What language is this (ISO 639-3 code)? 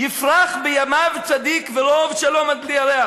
heb